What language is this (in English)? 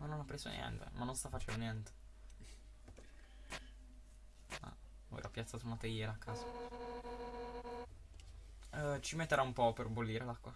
Italian